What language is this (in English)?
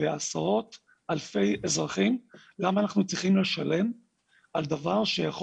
Hebrew